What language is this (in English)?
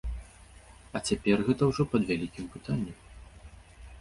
Belarusian